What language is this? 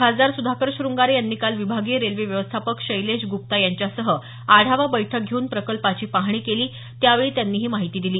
Marathi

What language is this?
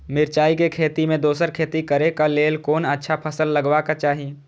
Maithili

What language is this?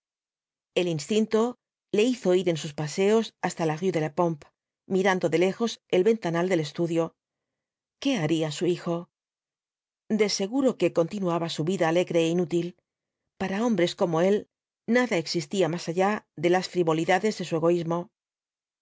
Spanish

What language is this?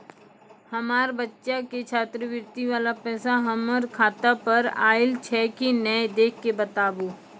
Maithili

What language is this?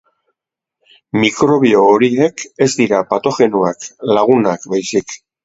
Basque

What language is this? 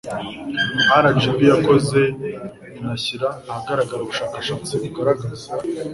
Kinyarwanda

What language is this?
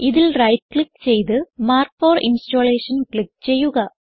Malayalam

